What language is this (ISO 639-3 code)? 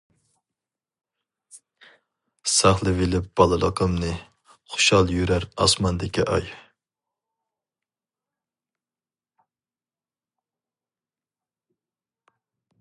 uig